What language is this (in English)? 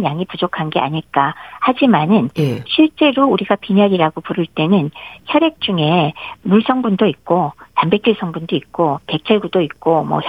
Korean